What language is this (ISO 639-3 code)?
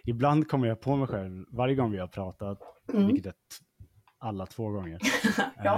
swe